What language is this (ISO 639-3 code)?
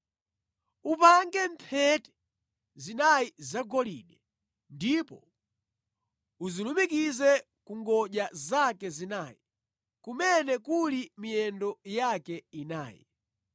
nya